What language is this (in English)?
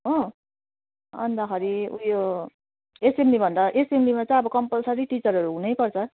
Nepali